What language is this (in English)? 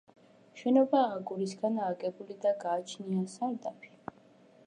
Georgian